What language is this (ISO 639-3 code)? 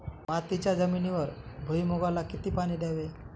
mar